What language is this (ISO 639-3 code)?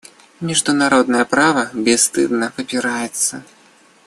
rus